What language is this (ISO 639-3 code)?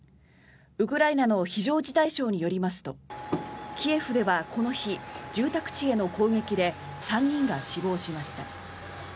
jpn